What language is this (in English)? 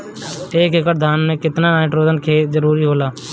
Bhojpuri